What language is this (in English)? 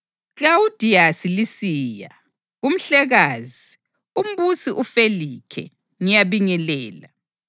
North Ndebele